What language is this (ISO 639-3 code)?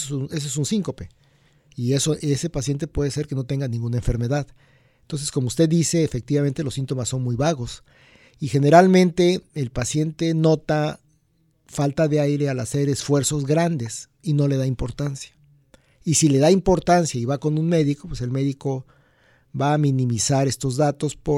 spa